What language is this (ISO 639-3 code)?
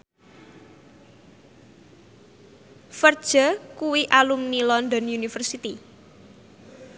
jav